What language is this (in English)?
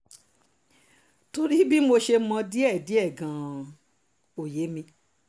Yoruba